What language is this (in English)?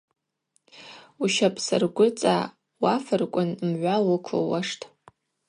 Abaza